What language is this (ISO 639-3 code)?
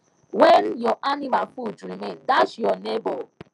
pcm